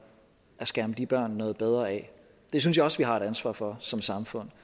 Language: Danish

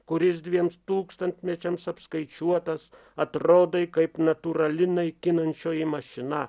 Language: Lithuanian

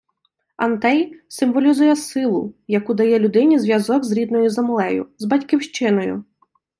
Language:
Ukrainian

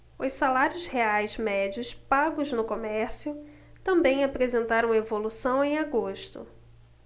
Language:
Portuguese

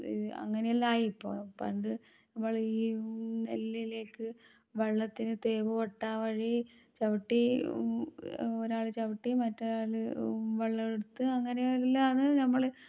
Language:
Malayalam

